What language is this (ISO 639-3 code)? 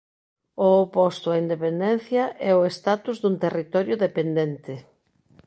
glg